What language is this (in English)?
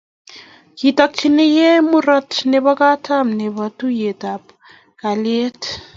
Kalenjin